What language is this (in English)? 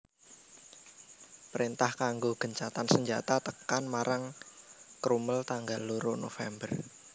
Javanese